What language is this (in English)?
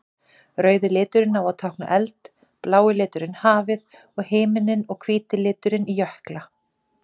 Icelandic